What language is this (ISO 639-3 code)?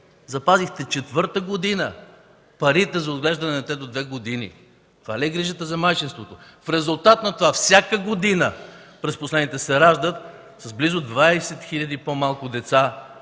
bul